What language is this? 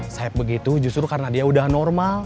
Indonesian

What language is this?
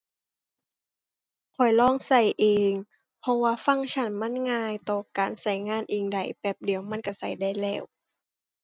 Thai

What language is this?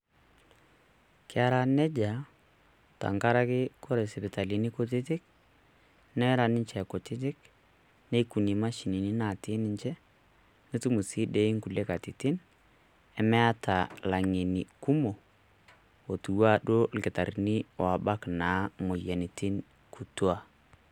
Masai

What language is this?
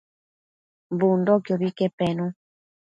Matsés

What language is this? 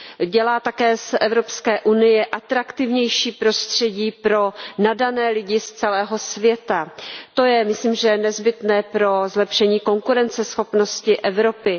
Czech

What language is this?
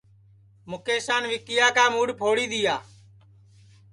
Sansi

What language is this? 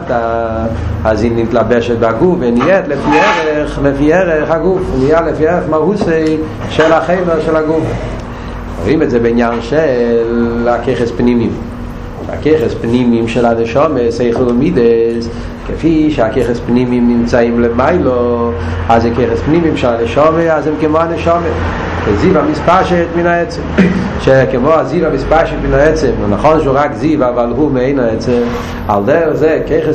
Hebrew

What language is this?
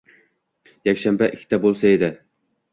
Uzbek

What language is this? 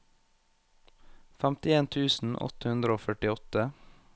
Norwegian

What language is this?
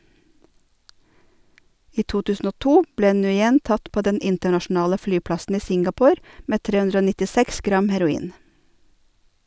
Norwegian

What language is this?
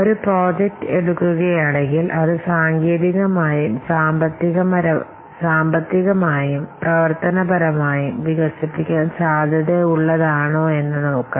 Malayalam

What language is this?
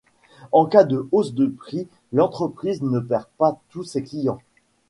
French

